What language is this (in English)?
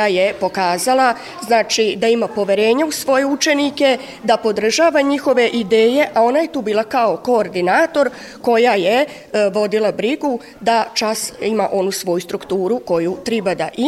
Croatian